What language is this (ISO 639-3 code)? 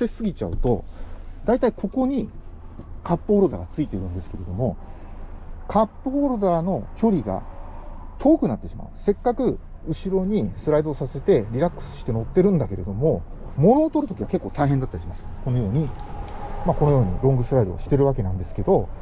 jpn